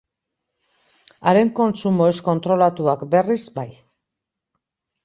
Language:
Basque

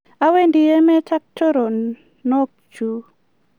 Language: Kalenjin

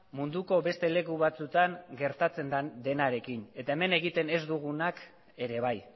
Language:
Basque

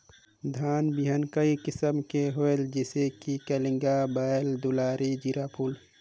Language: Chhattisgarhi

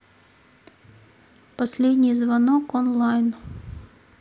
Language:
Russian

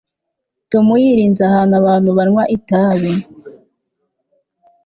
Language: Kinyarwanda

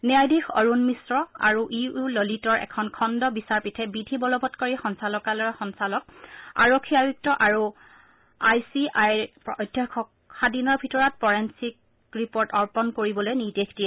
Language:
Assamese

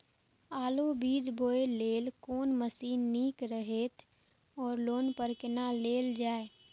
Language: Maithili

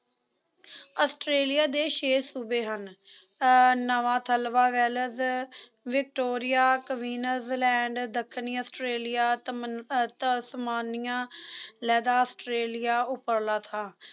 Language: Punjabi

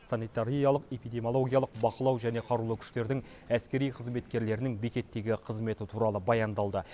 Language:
Kazakh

